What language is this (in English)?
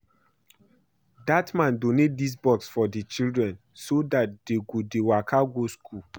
Nigerian Pidgin